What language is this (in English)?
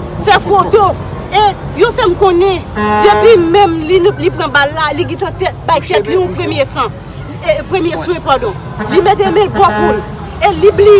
French